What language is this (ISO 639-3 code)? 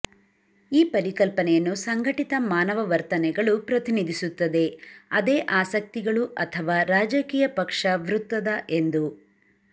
kan